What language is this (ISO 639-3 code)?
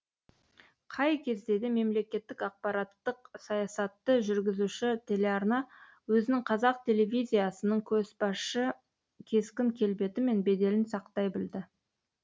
kaz